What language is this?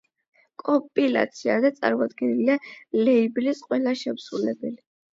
Georgian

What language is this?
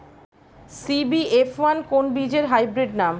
Bangla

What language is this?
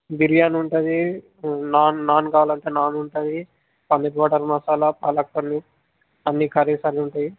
Telugu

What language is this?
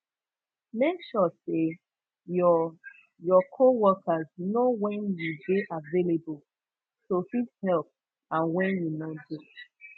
Nigerian Pidgin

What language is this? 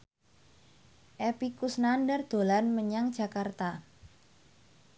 Javanese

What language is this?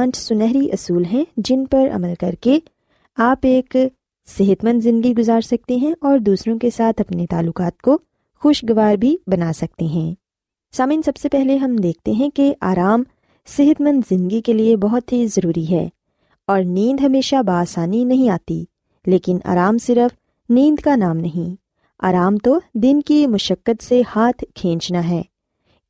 Urdu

